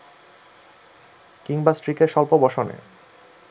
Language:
Bangla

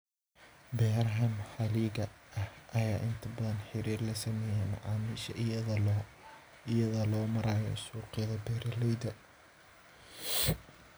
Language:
Somali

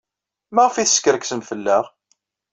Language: Kabyle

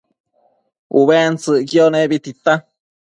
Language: Matsés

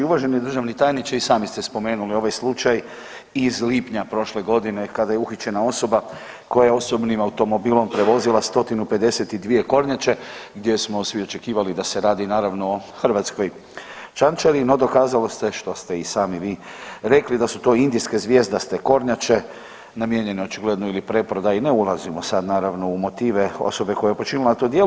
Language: Croatian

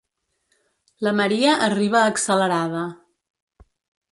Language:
Catalan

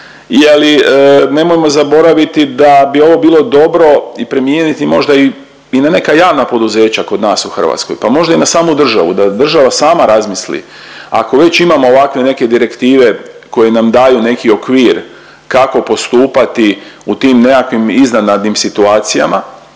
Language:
Croatian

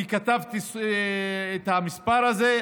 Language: Hebrew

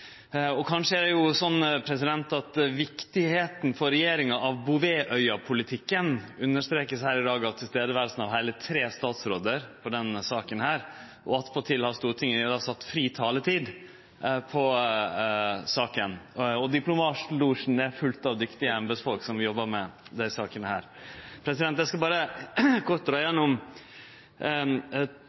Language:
Norwegian Nynorsk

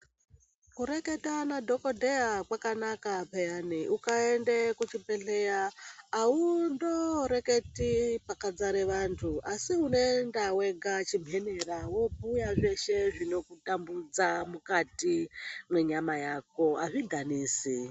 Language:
Ndau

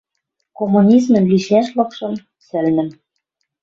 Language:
Western Mari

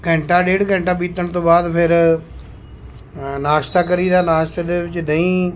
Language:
Punjabi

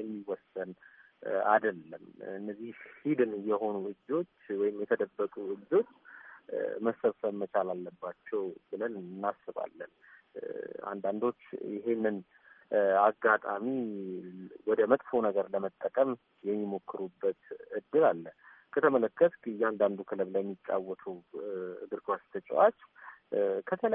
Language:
Amharic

